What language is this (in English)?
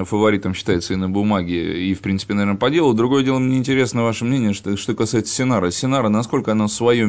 Russian